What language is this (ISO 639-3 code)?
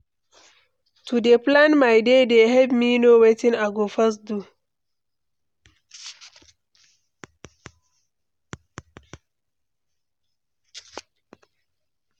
pcm